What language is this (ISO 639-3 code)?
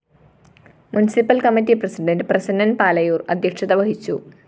mal